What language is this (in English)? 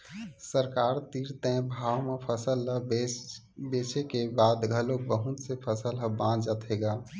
Chhattisgarhi